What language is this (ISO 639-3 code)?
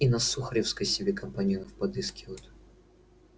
rus